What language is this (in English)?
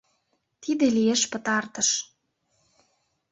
Mari